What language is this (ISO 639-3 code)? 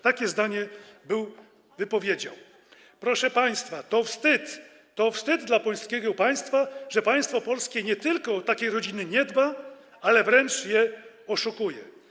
pol